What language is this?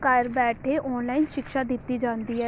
Punjabi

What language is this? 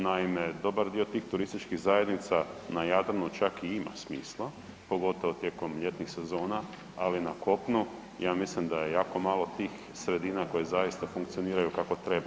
Croatian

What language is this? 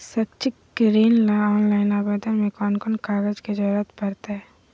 Magahi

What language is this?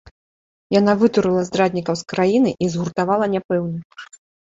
Belarusian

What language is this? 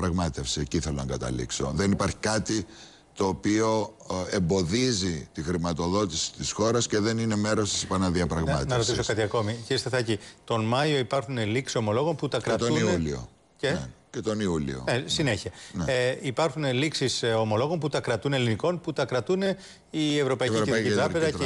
Greek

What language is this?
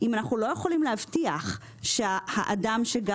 Hebrew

